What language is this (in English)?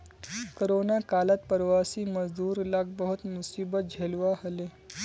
Magahi